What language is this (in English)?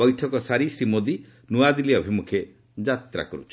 Odia